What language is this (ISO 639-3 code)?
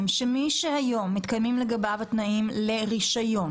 heb